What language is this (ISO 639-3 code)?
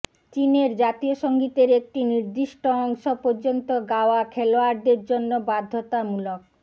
ben